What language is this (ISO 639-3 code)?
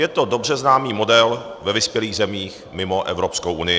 ces